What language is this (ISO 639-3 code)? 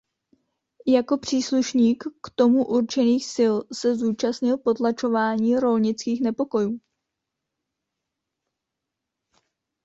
ces